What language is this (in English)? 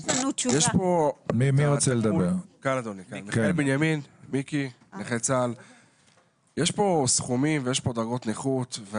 Hebrew